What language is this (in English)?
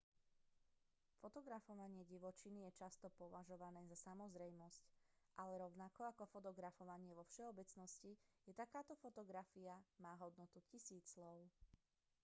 Slovak